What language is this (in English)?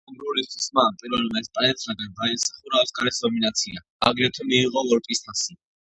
Georgian